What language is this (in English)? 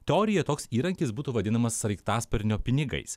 Lithuanian